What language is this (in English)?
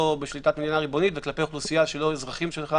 Hebrew